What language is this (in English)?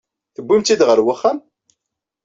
Kabyle